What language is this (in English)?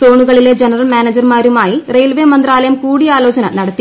Malayalam